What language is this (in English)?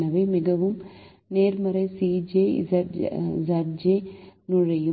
Tamil